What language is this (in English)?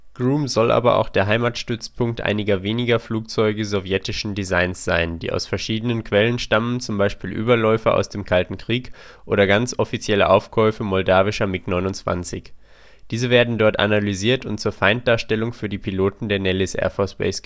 German